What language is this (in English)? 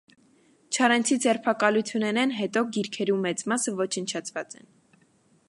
Armenian